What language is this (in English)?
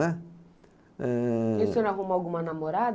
Portuguese